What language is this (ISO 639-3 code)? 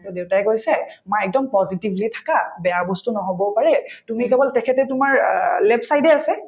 asm